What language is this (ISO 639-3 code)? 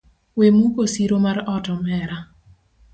luo